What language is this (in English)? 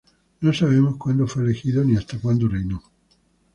Spanish